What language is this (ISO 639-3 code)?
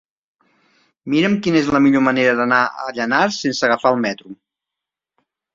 cat